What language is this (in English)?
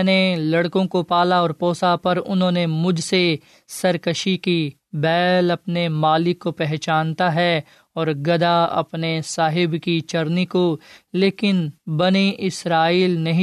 Urdu